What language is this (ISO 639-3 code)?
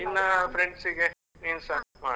kan